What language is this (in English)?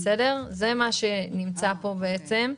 Hebrew